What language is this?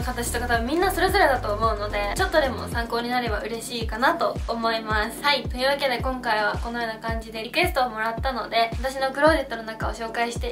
Japanese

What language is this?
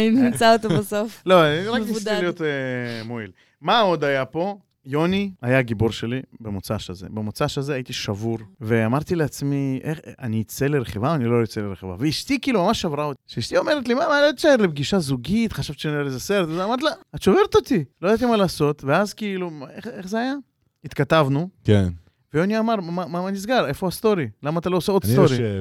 Hebrew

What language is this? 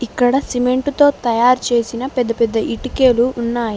Telugu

